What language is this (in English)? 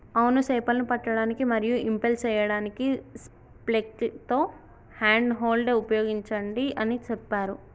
Telugu